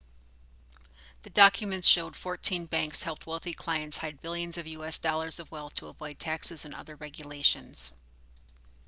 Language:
English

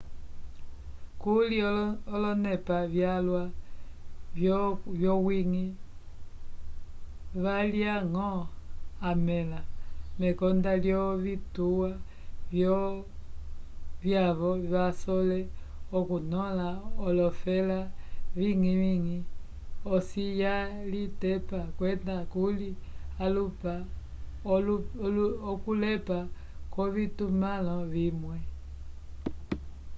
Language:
Umbundu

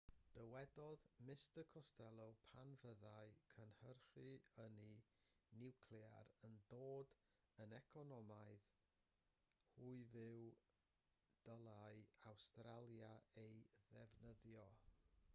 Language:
Welsh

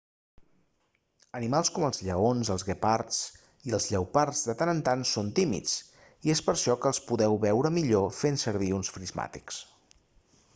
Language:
Catalan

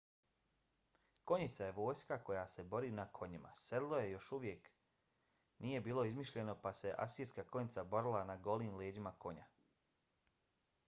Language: Bosnian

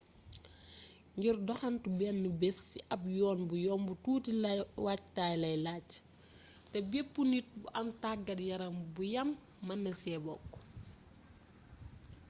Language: Wolof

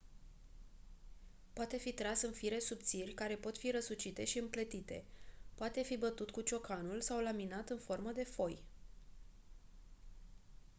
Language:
Romanian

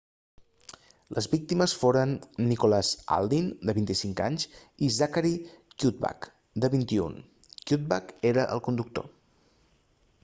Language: Catalan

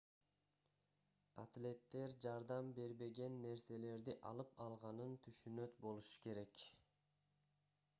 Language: Kyrgyz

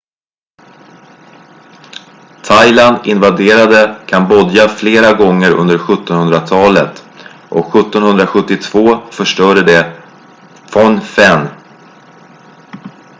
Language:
Swedish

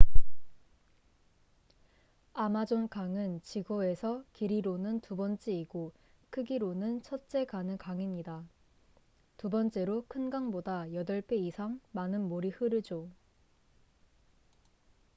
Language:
Korean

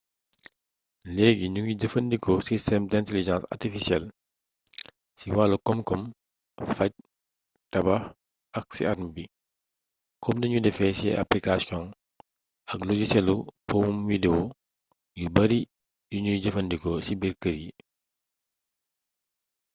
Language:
Wolof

